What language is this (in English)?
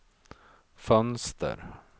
Swedish